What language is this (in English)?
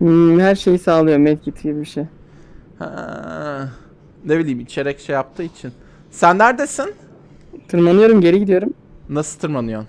Turkish